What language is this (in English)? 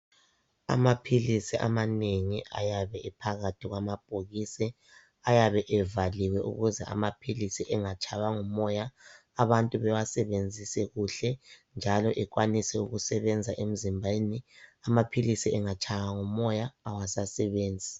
North Ndebele